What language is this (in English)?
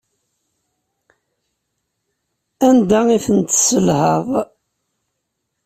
Kabyle